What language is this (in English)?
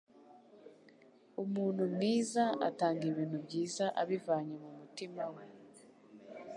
Kinyarwanda